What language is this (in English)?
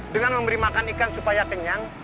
Indonesian